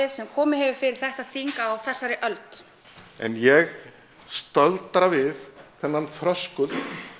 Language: Icelandic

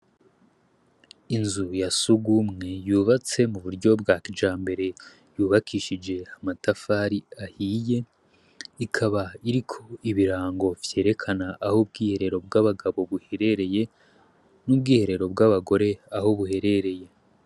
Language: Rundi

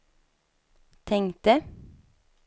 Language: Swedish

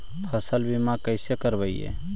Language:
Magahi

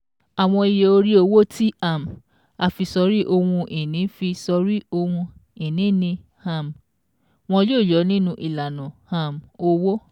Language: Yoruba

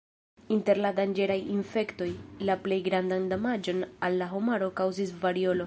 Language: Esperanto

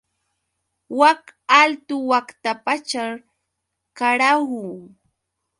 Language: Yauyos Quechua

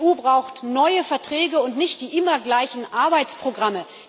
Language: German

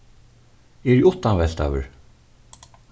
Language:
Faroese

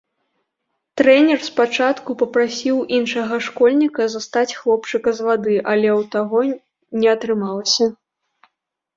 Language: Belarusian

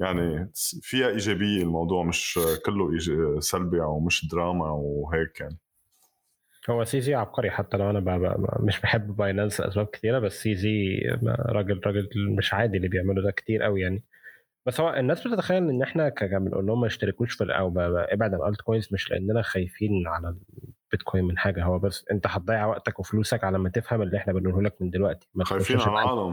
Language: Arabic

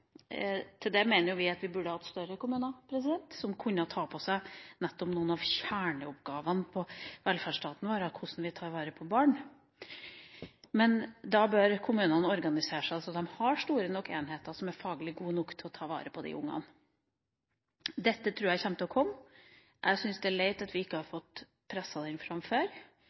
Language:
Norwegian Bokmål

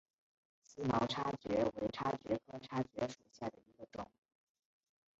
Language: Chinese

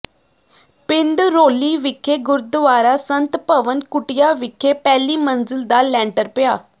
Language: Punjabi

